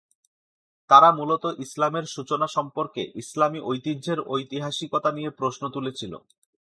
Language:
Bangla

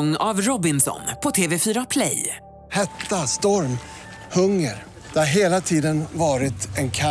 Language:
Swedish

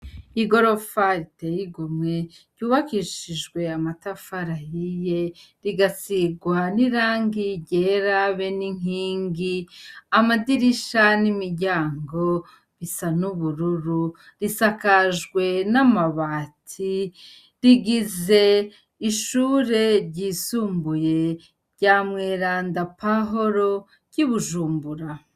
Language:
Rundi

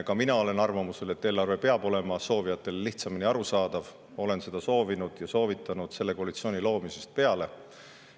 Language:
Estonian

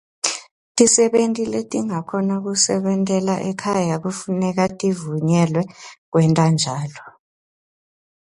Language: Swati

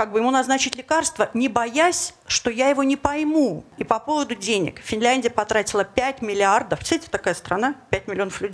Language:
Russian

